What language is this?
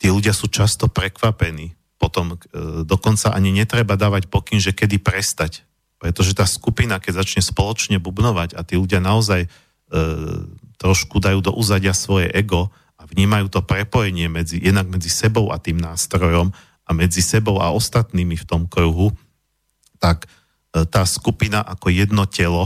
Slovak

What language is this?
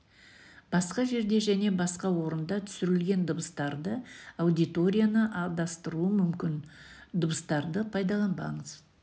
Kazakh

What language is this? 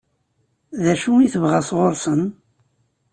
Kabyle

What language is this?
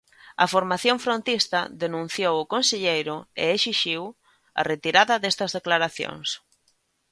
Galician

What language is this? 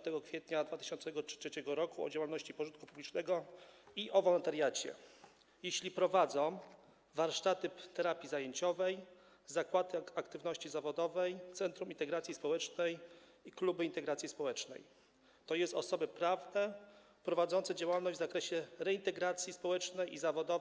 Polish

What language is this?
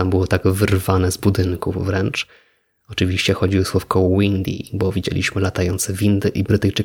Polish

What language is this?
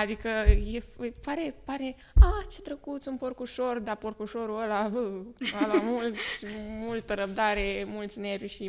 Romanian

